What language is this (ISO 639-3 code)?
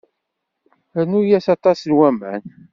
kab